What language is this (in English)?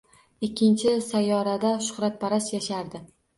Uzbek